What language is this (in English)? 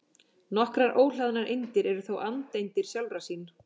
Icelandic